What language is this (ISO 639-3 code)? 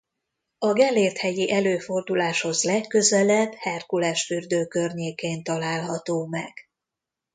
hun